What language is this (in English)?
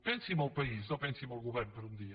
Catalan